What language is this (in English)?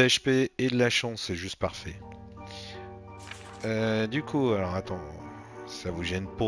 French